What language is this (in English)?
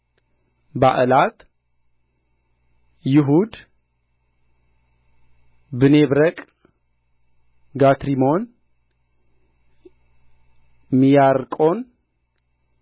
Amharic